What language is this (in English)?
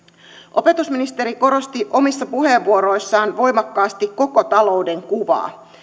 Finnish